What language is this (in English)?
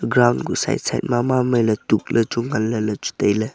Wancho Naga